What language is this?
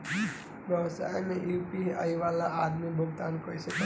Bhojpuri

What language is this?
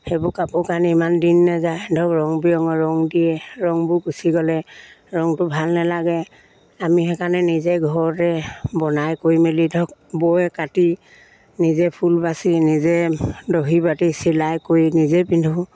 Assamese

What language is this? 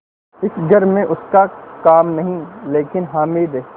Hindi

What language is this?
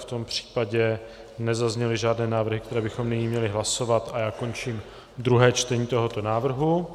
Czech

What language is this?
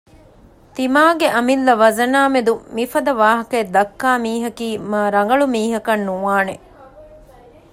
Divehi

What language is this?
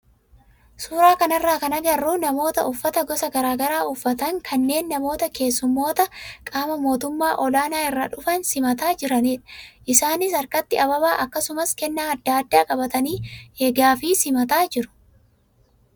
Oromo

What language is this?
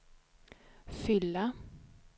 Swedish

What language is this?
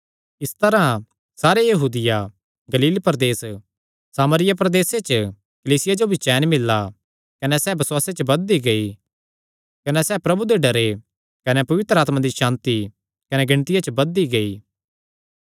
Kangri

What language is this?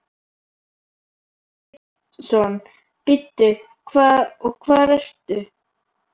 Icelandic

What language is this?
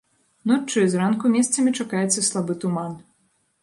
Belarusian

